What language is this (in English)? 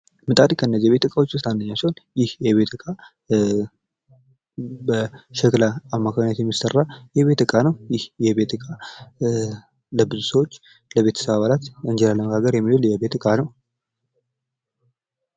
Amharic